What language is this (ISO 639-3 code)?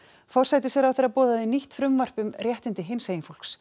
isl